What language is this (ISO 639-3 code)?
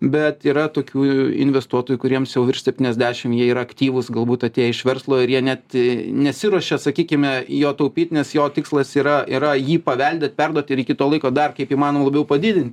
lit